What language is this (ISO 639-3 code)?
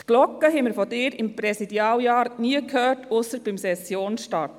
gsw